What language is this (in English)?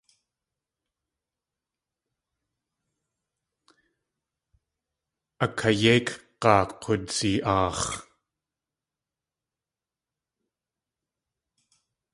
Tlingit